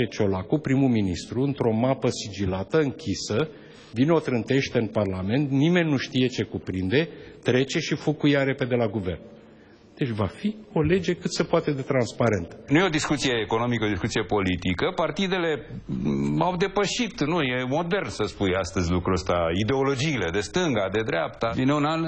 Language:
Romanian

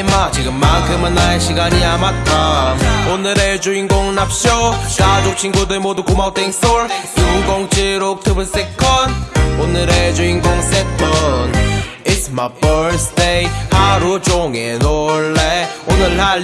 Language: Dutch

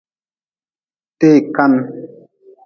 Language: Nawdm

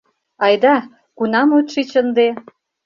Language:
Mari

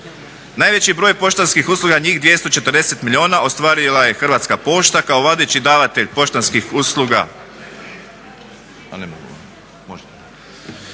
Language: Croatian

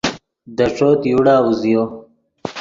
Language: Yidgha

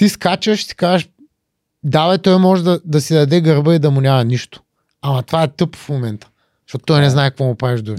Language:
Bulgarian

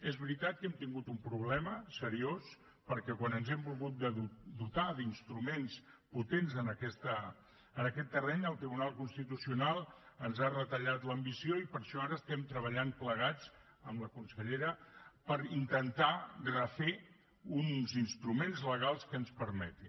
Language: Catalan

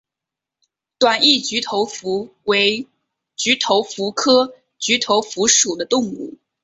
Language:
Chinese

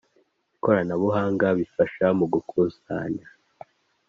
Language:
Kinyarwanda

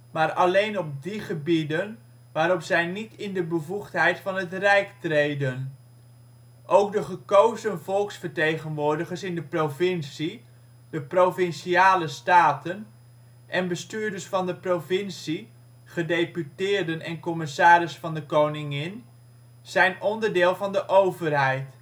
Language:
Dutch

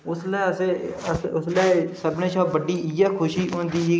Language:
Dogri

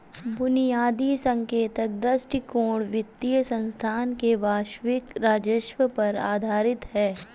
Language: Hindi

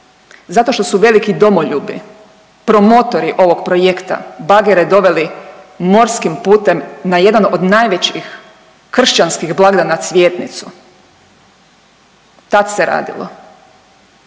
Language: Croatian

